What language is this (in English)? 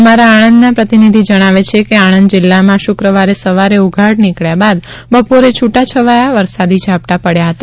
Gujarati